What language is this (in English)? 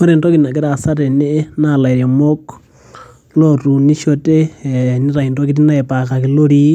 Masai